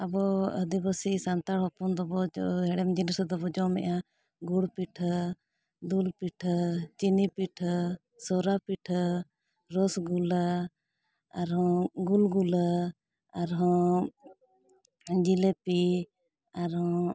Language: Santali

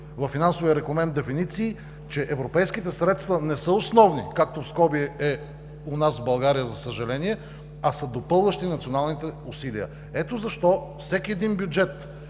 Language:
Bulgarian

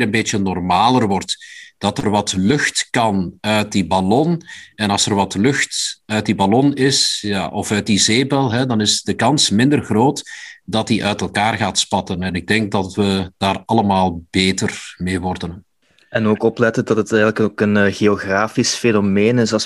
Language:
Dutch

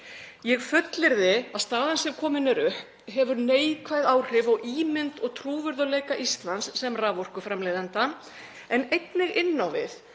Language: Icelandic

